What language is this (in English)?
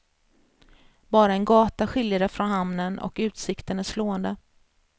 Swedish